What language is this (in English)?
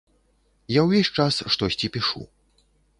Belarusian